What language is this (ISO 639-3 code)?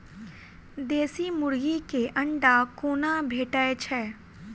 mai